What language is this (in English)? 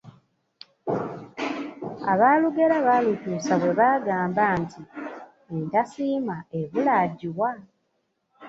Ganda